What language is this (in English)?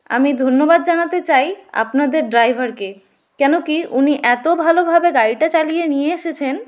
Bangla